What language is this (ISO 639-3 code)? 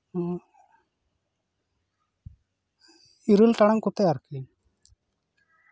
sat